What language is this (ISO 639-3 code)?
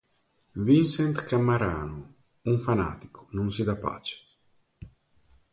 ita